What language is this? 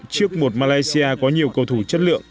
Vietnamese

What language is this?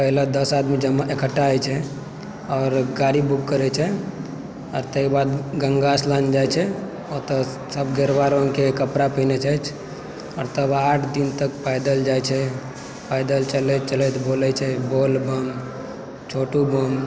Maithili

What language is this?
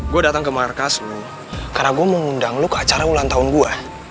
Indonesian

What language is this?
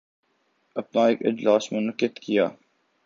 Urdu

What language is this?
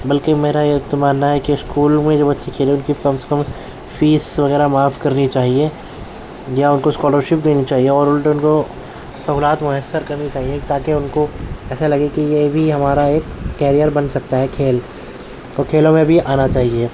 Urdu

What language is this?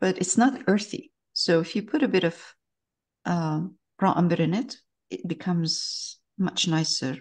English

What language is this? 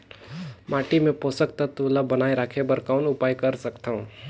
Chhattisgarhi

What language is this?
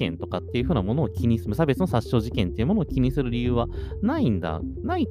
Japanese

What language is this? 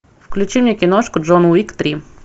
Russian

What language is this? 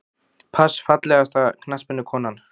Icelandic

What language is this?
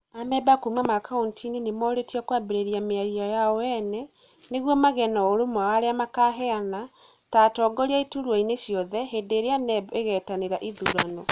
Kikuyu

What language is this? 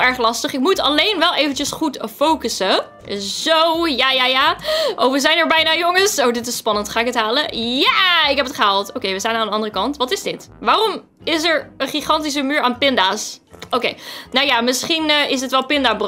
Dutch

